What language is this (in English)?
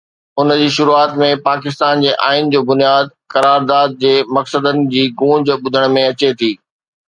Sindhi